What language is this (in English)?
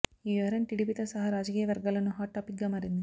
Telugu